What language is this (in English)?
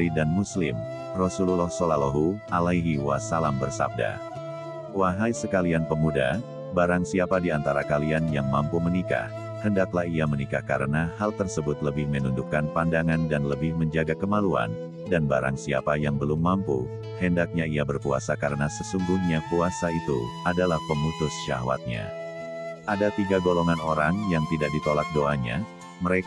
Indonesian